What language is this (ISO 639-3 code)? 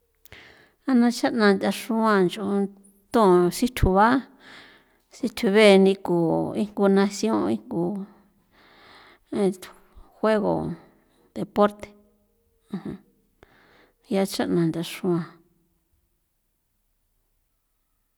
pow